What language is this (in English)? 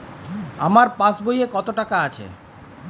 Bangla